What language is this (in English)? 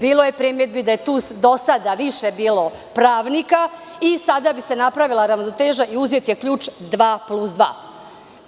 Serbian